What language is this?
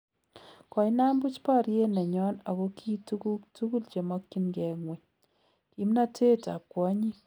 Kalenjin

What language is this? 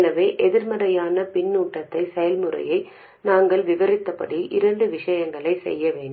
Tamil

